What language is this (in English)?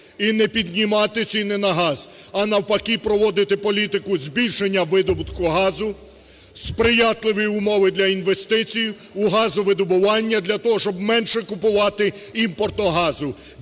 Ukrainian